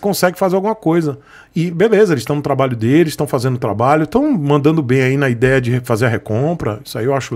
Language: Portuguese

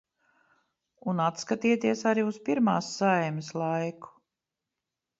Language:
Latvian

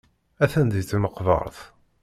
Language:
Kabyle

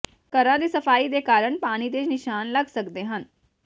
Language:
Punjabi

